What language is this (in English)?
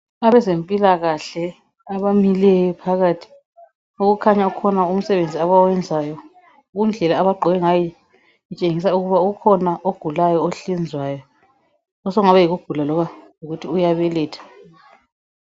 North Ndebele